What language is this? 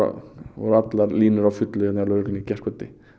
Icelandic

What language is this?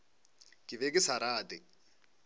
Northern Sotho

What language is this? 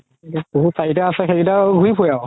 Assamese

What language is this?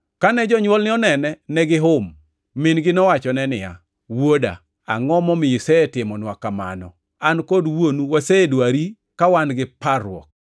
Luo (Kenya and Tanzania)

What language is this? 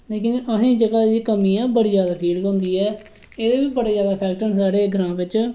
Dogri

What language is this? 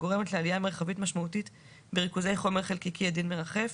Hebrew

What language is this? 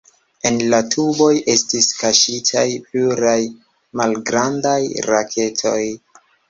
Esperanto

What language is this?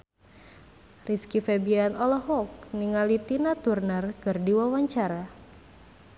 Sundanese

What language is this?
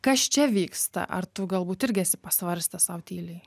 Lithuanian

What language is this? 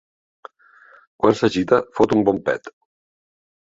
Catalan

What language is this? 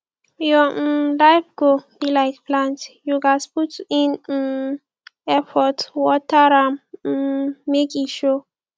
Nigerian Pidgin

